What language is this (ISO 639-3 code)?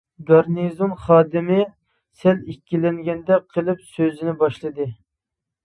uig